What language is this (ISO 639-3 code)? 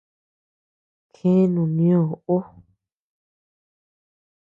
cux